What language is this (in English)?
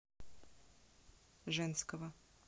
Russian